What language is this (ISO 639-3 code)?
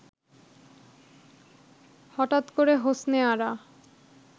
ben